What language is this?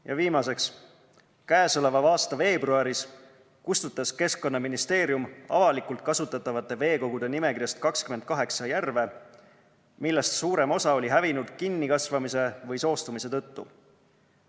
Estonian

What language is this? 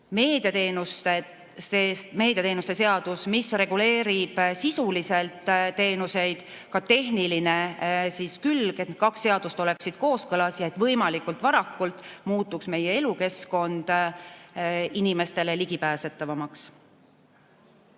Estonian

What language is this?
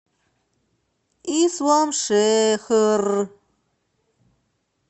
Russian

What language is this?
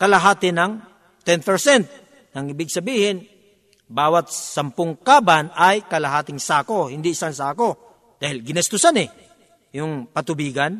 Filipino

